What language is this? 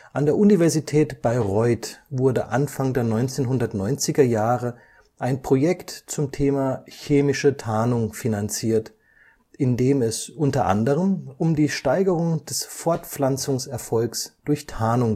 German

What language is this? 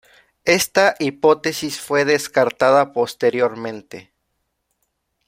Spanish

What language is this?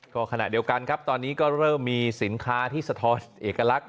Thai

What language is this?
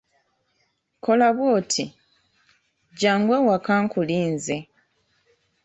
Ganda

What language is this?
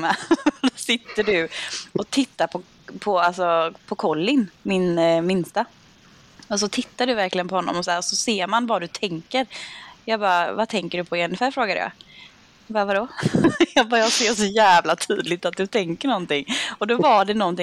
Swedish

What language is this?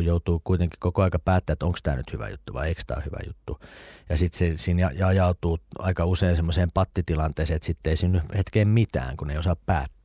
Finnish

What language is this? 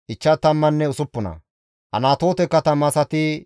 Gamo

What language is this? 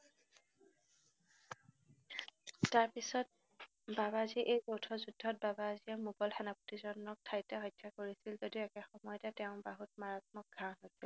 Assamese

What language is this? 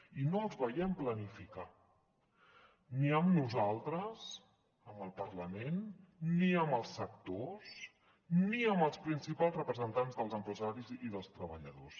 Catalan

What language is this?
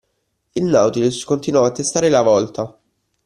Italian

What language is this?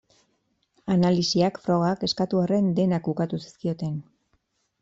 Basque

